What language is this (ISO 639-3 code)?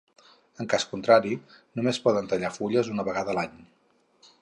cat